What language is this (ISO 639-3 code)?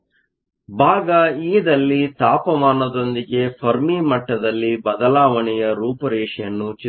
kan